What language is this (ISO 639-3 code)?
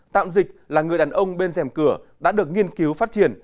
vie